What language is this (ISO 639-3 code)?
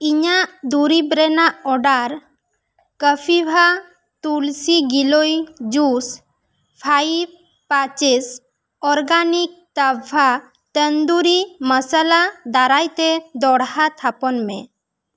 sat